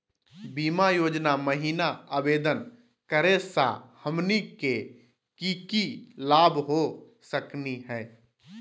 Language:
Magahi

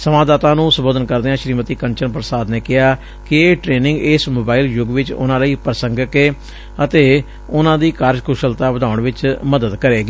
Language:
Punjabi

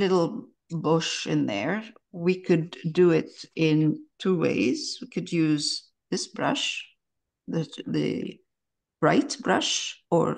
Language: English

